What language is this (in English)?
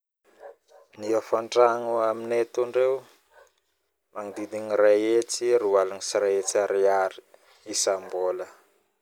Northern Betsimisaraka Malagasy